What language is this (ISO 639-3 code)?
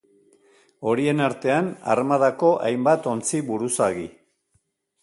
eus